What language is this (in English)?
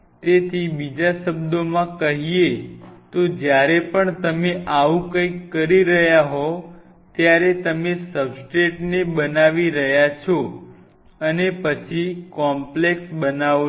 Gujarati